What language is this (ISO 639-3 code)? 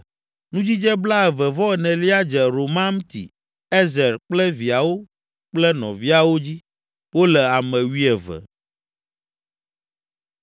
ewe